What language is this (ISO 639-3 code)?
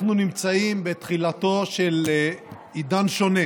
heb